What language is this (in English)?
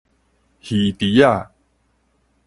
Min Nan Chinese